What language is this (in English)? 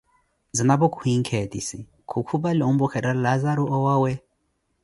Koti